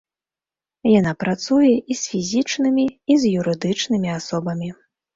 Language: Belarusian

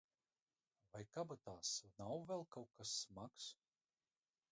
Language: Latvian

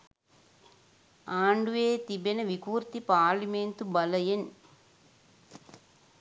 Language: Sinhala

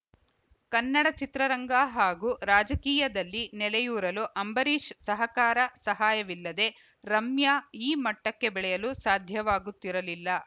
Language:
Kannada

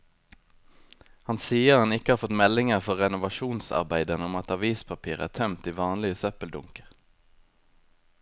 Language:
Norwegian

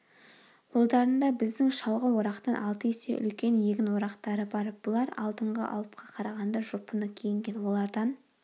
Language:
Kazakh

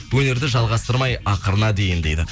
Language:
Kazakh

